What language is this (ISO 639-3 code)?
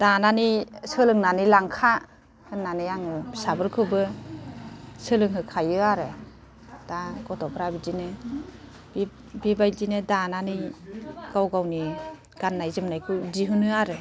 brx